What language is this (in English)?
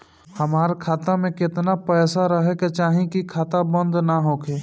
Bhojpuri